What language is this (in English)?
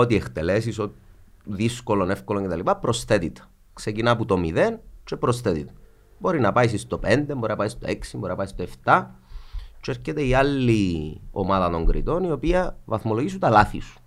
Greek